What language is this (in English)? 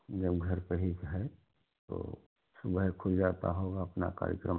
Hindi